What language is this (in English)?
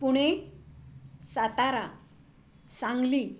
Marathi